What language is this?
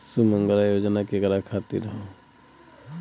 Bhojpuri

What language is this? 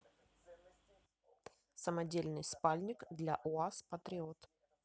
Russian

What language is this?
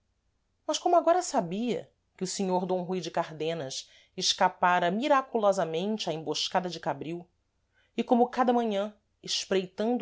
Portuguese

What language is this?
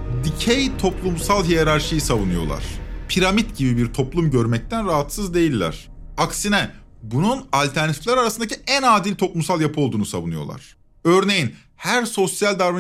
Turkish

